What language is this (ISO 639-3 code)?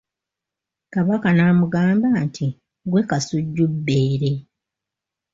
lug